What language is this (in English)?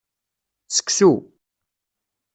Kabyle